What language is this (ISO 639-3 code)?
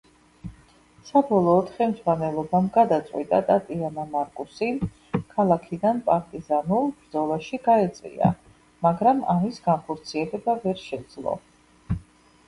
kat